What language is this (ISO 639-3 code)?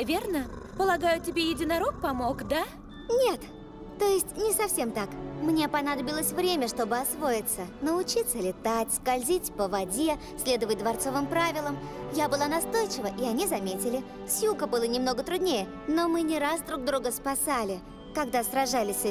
rus